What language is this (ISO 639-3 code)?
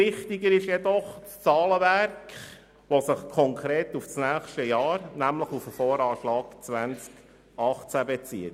gsw